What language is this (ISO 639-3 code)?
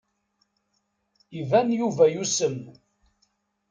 kab